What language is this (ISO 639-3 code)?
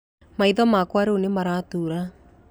kik